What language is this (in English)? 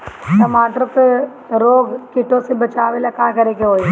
Bhojpuri